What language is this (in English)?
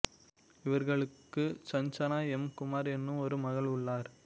Tamil